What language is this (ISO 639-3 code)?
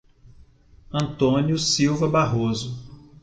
por